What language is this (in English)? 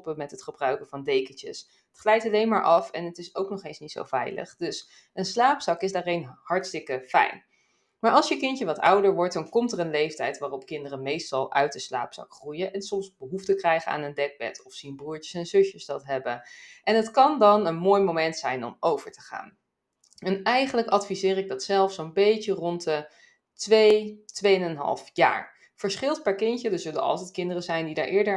Dutch